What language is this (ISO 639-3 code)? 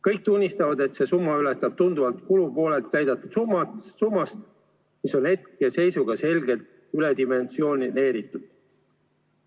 est